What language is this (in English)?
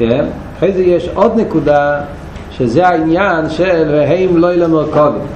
Hebrew